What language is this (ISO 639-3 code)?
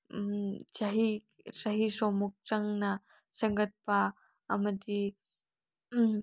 mni